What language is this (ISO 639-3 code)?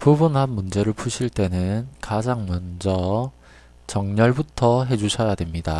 kor